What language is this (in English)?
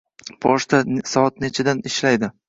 Uzbek